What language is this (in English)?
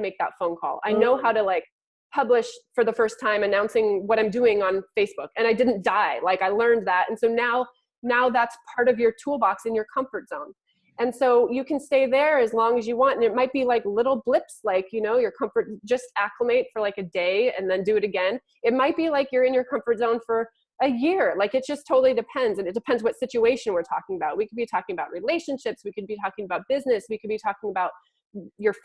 English